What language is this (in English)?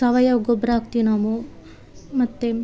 Kannada